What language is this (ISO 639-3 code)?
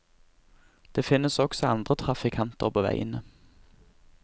nor